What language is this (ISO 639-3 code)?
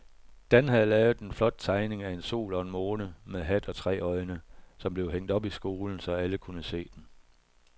dan